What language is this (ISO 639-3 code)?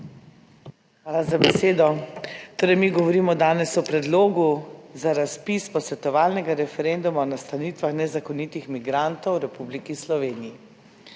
slv